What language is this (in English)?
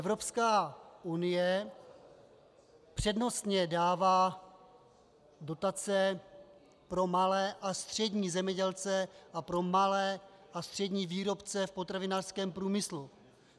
Czech